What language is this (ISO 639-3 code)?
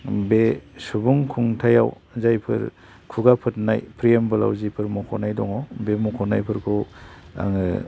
brx